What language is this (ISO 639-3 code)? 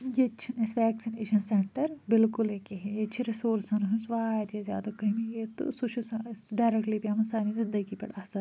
kas